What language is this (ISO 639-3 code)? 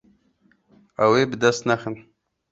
kur